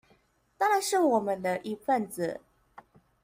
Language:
Chinese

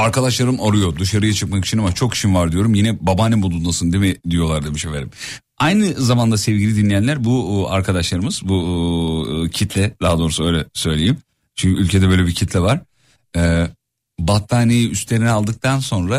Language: Turkish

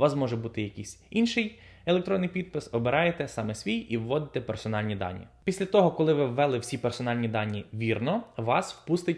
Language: Ukrainian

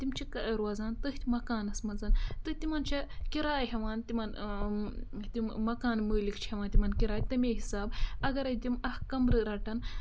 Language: Kashmiri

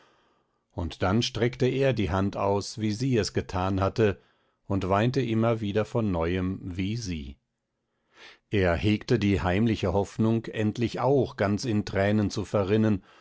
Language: German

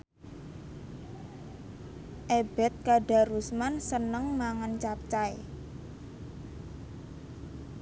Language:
Javanese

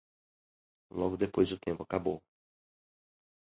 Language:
Portuguese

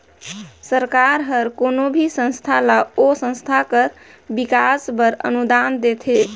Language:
Chhattisgarhi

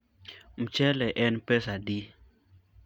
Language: Luo (Kenya and Tanzania)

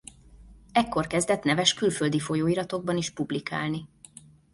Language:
Hungarian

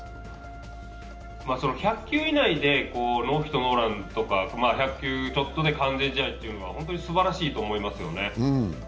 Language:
Japanese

